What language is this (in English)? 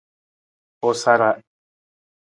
Nawdm